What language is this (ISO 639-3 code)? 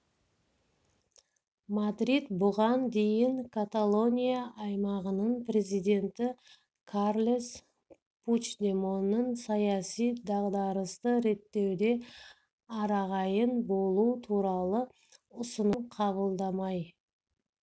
kaz